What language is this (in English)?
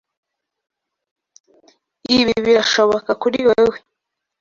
Kinyarwanda